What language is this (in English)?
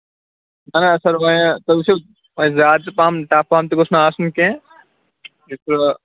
Kashmiri